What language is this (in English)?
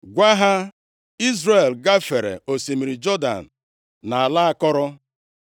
Igbo